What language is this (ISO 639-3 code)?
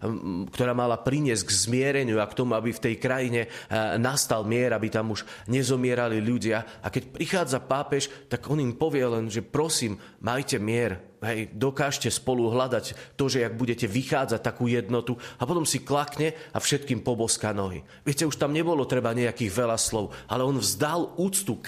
slk